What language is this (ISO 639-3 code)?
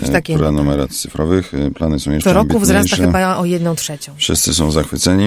pol